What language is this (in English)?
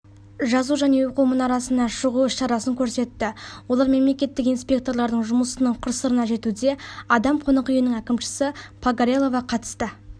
Kazakh